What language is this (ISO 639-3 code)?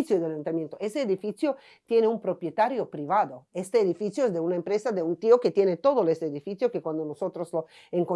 spa